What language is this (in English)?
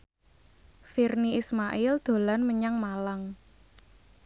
Javanese